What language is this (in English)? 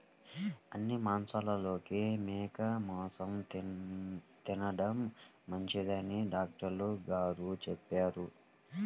Telugu